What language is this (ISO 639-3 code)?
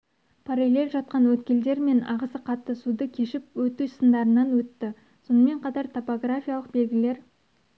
kaz